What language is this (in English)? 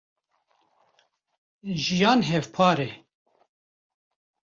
Kurdish